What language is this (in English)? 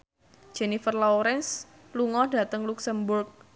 Javanese